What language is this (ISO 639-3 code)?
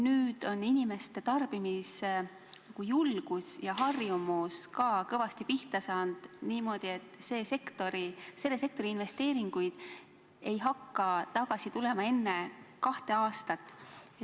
est